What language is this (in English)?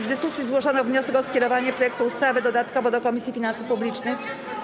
Polish